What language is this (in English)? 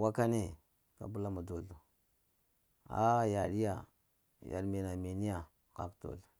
Lamang